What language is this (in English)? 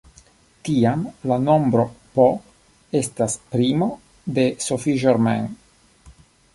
Esperanto